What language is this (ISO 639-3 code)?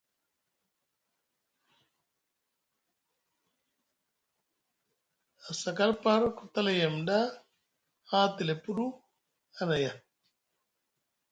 mug